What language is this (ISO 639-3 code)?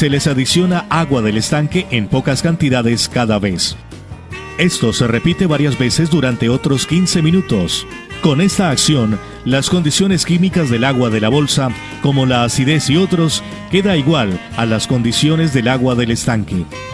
spa